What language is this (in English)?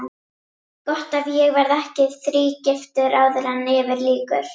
Icelandic